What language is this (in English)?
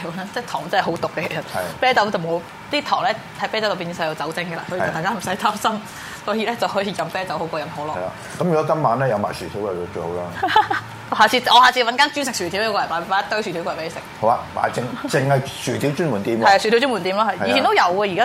Chinese